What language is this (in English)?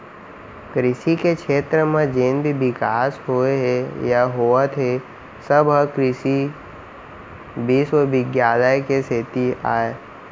Chhattisgarhi